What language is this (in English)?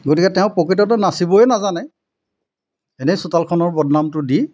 Assamese